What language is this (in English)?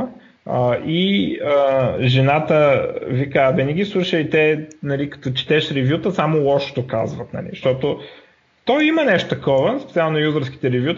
Bulgarian